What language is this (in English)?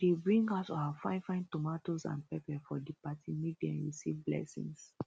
Nigerian Pidgin